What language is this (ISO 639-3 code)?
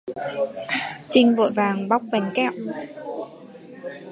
vie